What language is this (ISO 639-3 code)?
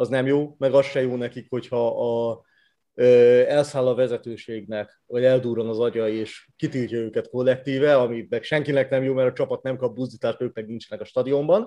hun